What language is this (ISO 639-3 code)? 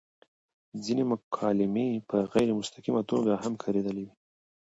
pus